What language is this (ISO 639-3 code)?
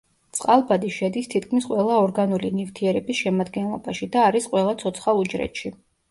kat